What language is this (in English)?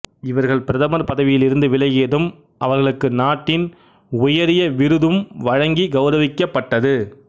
Tamil